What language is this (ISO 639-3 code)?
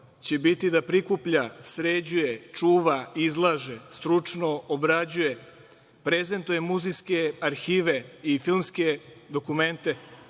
srp